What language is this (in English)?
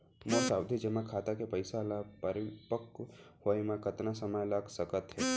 Chhattisgarhi